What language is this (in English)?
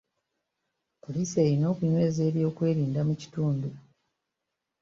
Ganda